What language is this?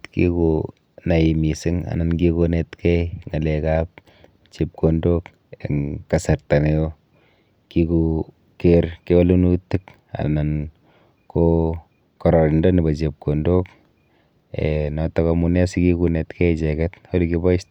Kalenjin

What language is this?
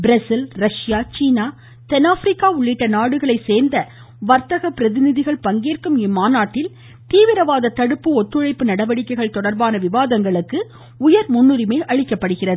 Tamil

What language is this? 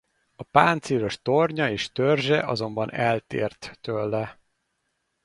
Hungarian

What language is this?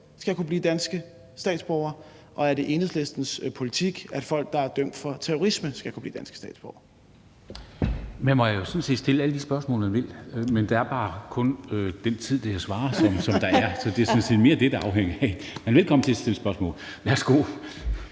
Danish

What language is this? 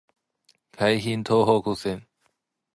Japanese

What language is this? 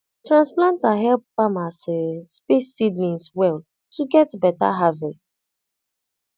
Nigerian Pidgin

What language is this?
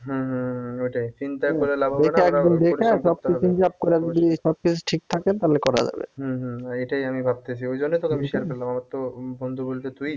Bangla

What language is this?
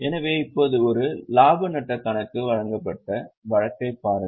Tamil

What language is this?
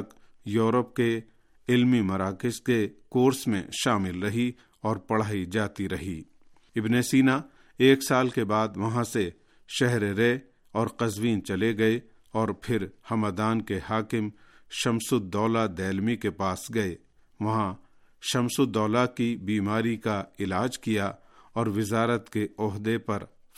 Urdu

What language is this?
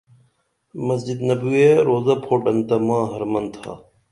Dameli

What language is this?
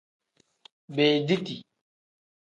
Tem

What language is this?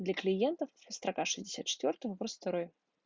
Russian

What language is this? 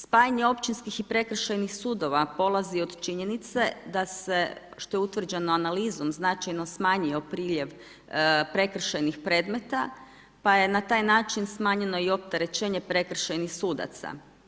Croatian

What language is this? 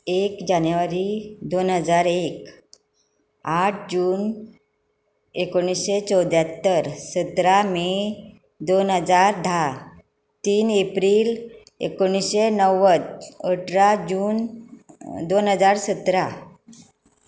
Konkani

